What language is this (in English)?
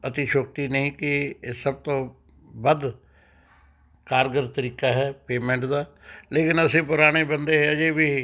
Punjabi